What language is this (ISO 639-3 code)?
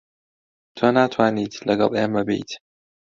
ckb